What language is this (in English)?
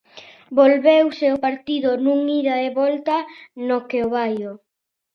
Galician